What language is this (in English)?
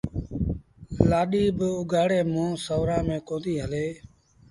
Sindhi Bhil